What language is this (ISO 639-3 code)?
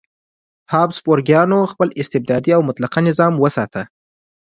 pus